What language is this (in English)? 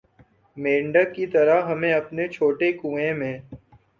Urdu